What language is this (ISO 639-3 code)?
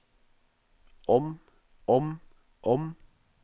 nor